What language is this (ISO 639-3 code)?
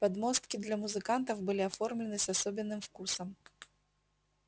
rus